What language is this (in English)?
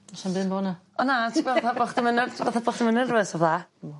Welsh